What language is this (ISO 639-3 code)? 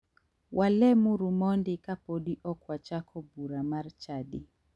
luo